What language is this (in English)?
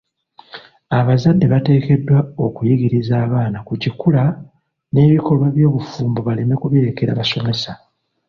Ganda